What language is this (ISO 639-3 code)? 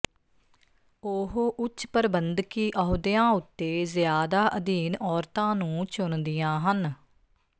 pan